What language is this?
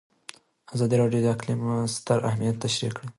Pashto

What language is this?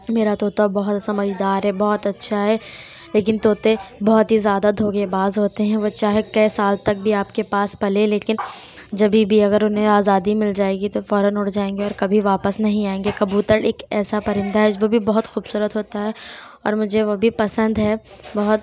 Urdu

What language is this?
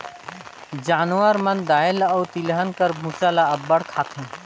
Chhattisgarhi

